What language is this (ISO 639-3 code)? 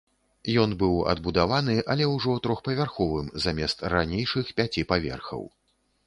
bel